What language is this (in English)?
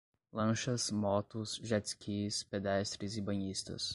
Portuguese